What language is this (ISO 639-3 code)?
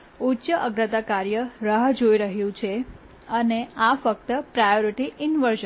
guj